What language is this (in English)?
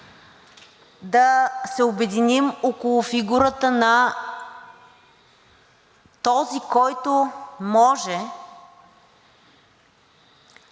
Bulgarian